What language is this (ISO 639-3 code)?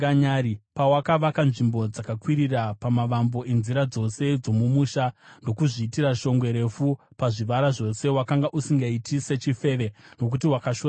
sna